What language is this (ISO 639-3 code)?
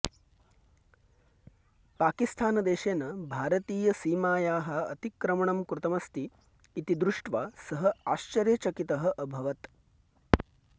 san